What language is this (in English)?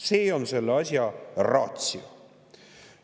Estonian